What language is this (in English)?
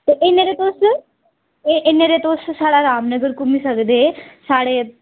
Dogri